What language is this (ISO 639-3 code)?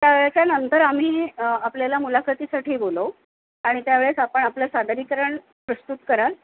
mar